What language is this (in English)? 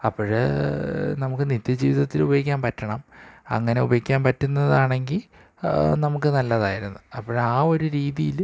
Malayalam